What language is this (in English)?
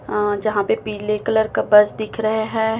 Hindi